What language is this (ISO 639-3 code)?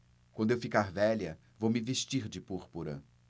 por